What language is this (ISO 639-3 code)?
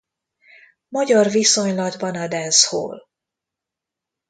hun